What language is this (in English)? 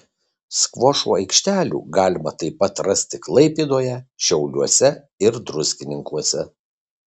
Lithuanian